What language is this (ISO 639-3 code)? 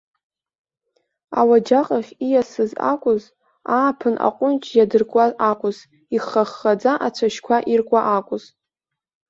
abk